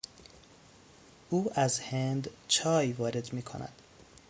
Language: Persian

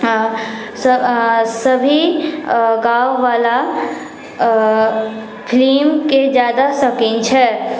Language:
Maithili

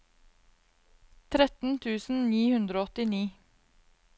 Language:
Norwegian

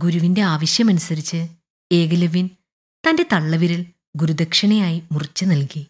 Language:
Malayalam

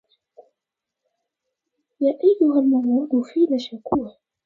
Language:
Arabic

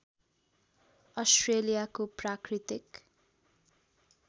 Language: Nepali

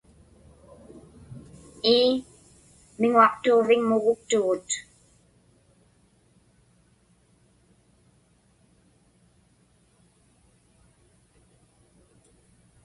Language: Inupiaq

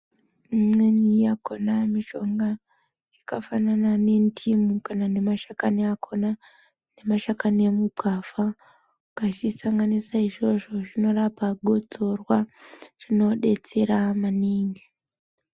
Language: Ndau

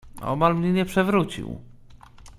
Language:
Polish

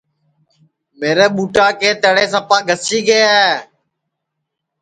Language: Sansi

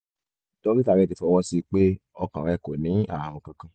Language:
Yoruba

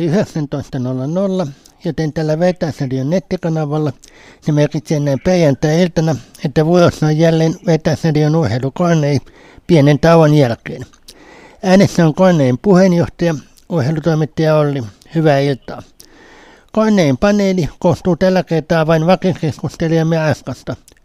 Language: Finnish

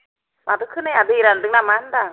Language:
Bodo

